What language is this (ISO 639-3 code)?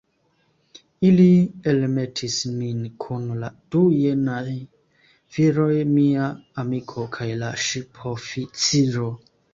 epo